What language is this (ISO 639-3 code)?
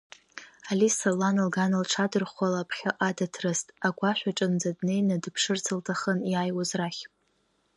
abk